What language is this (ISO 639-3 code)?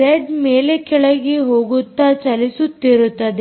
kan